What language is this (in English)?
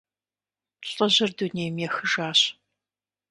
Kabardian